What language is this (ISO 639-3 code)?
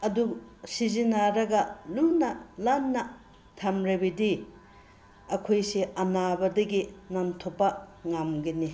mni